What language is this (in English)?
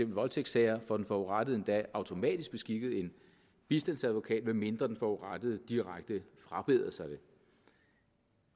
Danish